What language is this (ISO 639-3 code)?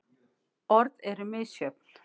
isl